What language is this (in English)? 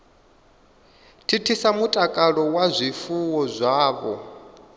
Venda